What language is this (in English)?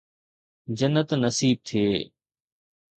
Sindhi